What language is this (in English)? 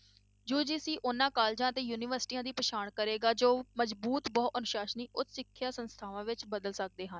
Punjabi